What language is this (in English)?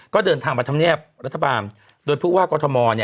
Thai